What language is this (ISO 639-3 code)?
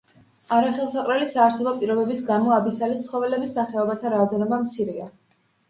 kat